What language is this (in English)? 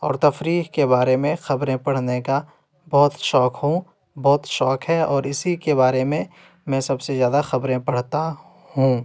Urdu